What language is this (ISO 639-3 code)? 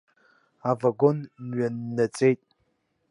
abk